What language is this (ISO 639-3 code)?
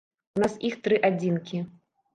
bel